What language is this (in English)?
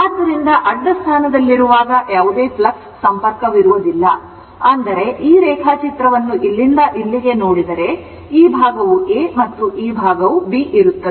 Kannada